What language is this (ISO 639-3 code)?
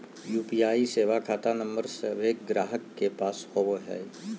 mag